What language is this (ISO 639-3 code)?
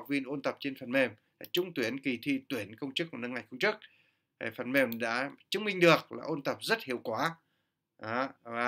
vie